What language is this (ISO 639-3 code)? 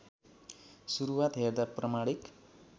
nep